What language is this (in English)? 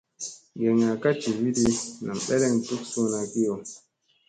Musey